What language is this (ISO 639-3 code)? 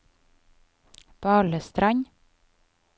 nor